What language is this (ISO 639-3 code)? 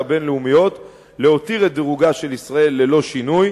heb